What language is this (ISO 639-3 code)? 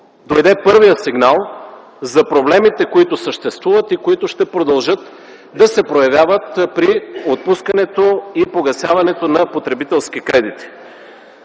bul